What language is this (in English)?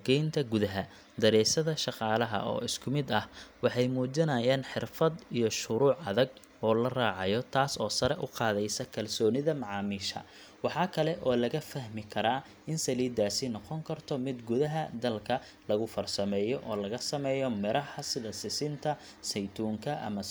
Somali